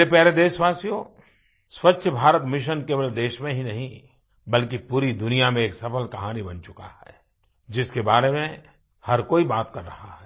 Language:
Hindi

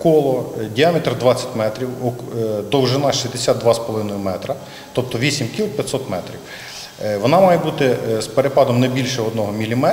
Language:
Ukrainian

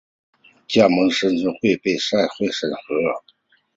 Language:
Chinese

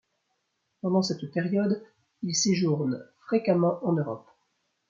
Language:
French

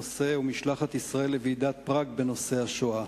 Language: Hebrew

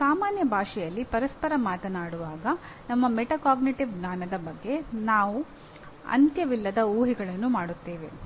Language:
Kannada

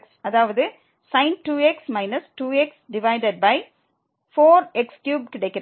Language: Tamil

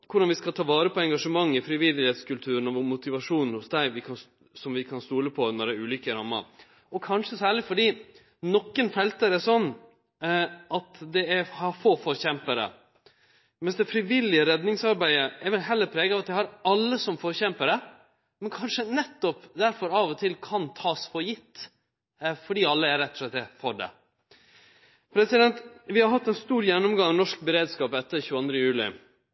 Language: Norwegian Nynorsk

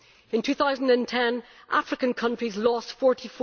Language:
English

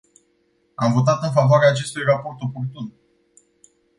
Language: Romanian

